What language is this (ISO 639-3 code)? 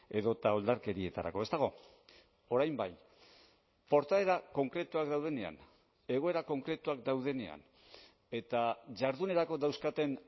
eus